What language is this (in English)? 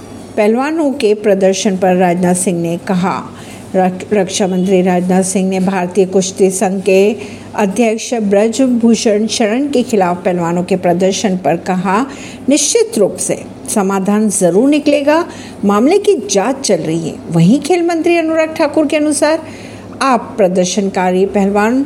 Hindi